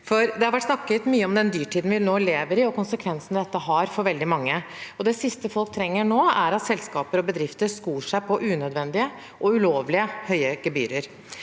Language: Norwegian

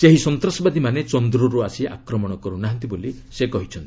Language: Odia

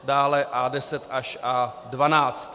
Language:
Czech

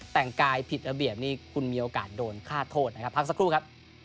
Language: Thai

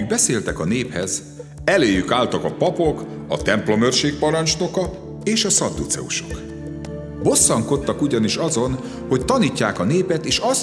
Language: Hungarian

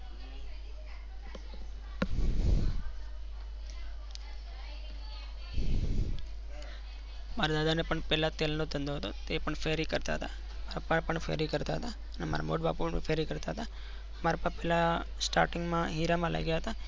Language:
Gujarati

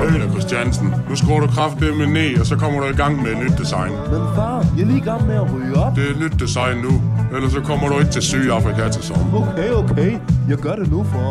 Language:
Danish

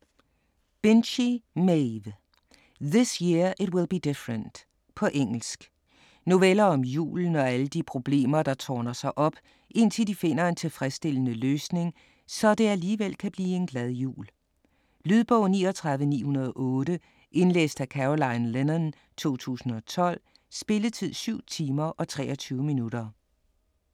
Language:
Danish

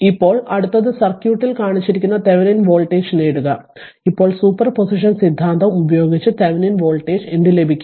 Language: Malayalam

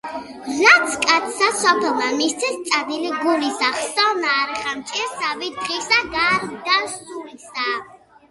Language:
Georgian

